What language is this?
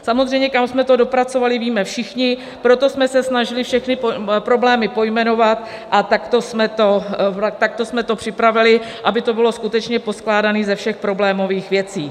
Czech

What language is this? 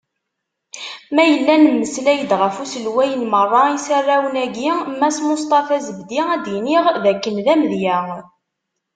Kabyle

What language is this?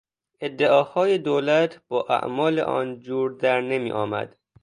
Persian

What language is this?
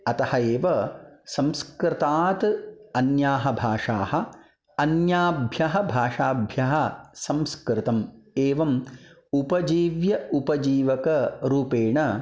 Sanskrit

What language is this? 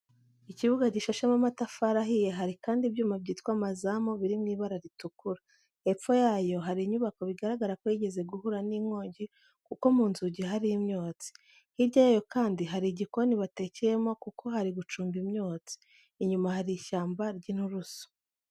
Kinyarwanda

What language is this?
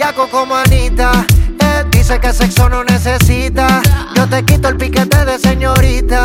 Spanish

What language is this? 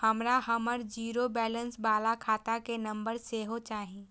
Maithili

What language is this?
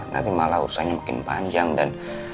Indonesian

